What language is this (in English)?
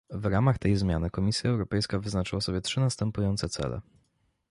Polish